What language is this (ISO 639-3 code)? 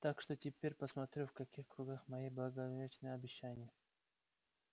rus